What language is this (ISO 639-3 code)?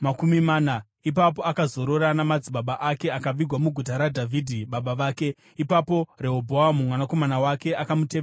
sna